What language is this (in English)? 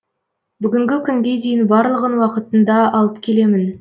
Kazakh